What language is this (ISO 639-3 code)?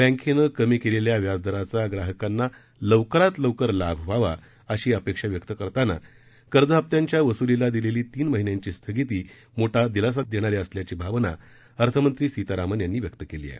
mar